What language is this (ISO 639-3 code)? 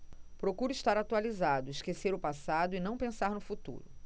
por